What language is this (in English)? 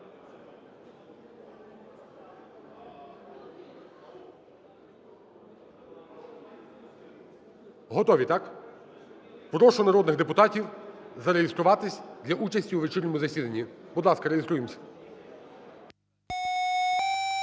Ukrainian